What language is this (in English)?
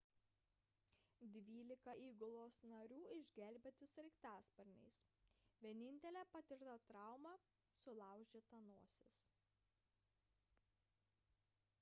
Lithuanian